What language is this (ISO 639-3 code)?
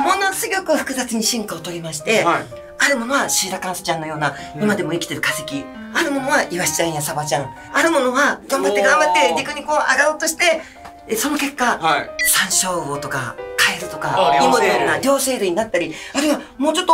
jpn